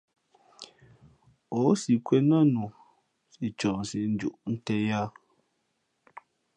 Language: Fe'fe'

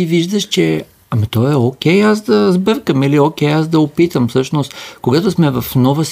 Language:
Bulgarian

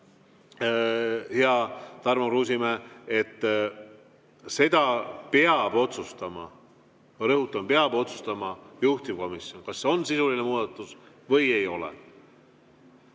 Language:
Estonian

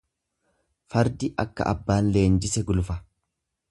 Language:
Oromo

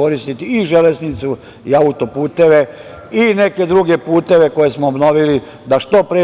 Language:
Serbian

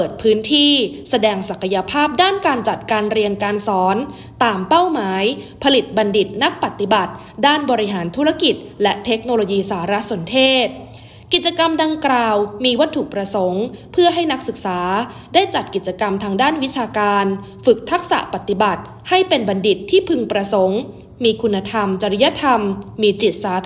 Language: Thai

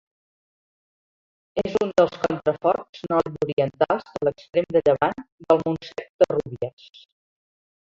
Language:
Catalan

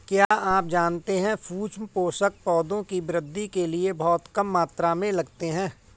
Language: Hindi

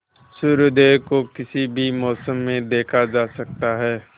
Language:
Hindi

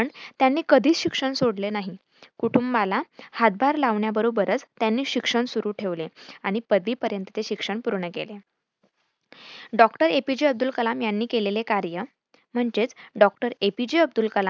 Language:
Marathi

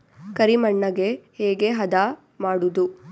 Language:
Kannada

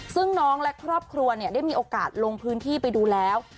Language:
Thai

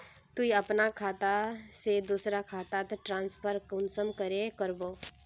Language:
Magahi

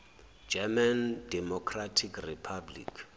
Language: Zulu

